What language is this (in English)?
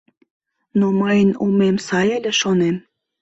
Mari